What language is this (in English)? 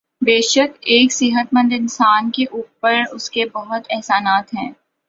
Urdu